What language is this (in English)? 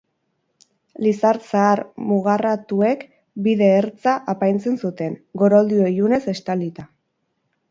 Basque